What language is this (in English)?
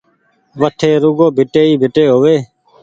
Goaria